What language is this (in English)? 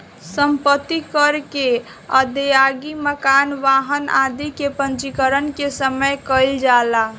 Bhojpuri